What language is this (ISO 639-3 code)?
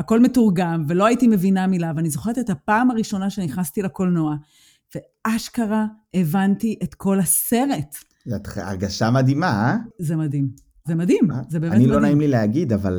heb